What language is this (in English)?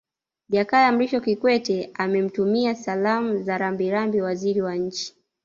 Swahili